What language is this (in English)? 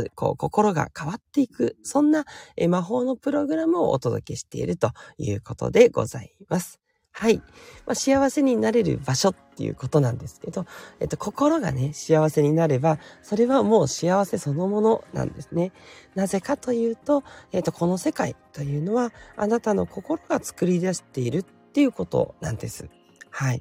Japanese